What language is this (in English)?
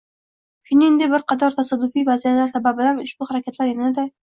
Uzbek